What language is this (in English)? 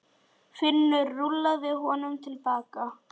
Icelandic